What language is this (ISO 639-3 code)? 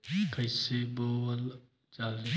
bho